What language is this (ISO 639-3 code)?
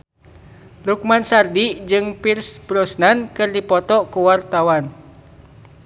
sun